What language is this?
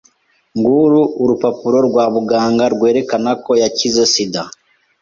Kinyarwanda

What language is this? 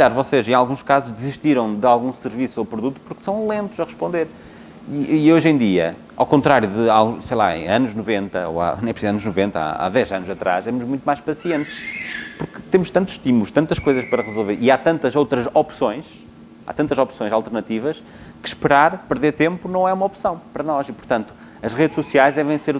Portuguese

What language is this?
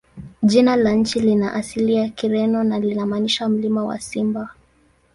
Swahili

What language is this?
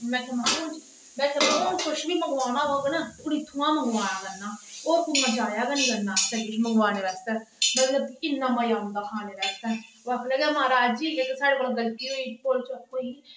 Dogri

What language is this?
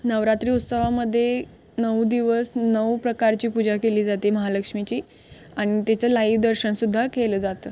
Marathi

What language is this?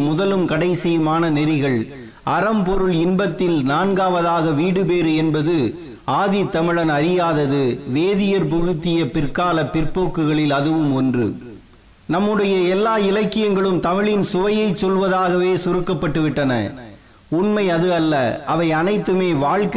Tamil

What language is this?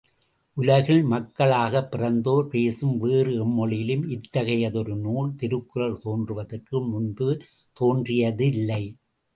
Tamil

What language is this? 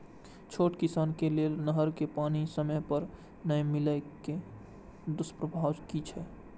Maithili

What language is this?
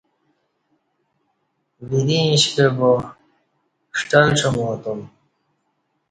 Kati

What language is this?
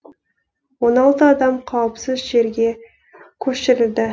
Kazakh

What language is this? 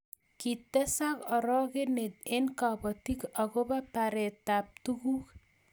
Kalenjin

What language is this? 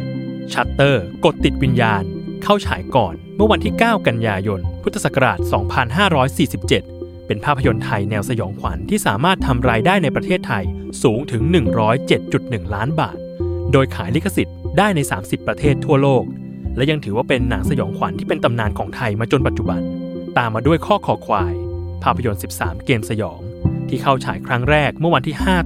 Thai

